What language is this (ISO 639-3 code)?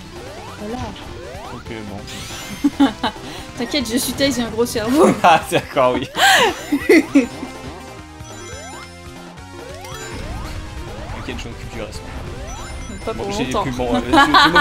fra